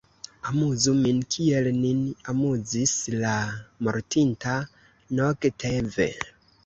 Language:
Esperanto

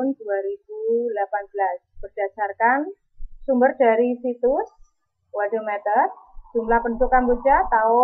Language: Indonesian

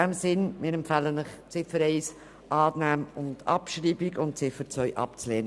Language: Swiss German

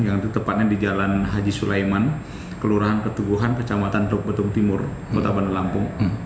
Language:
Indonesian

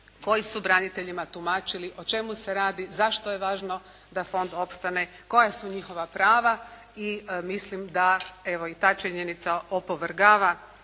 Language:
Croatian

